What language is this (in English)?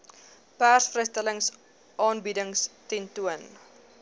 Afrikaans